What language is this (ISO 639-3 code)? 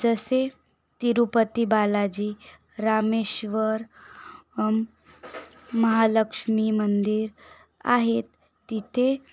mar